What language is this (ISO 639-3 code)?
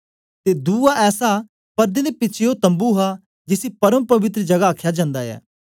doi